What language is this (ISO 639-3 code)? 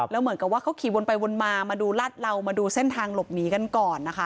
tha